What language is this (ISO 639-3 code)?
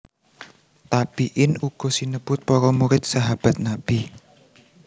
jav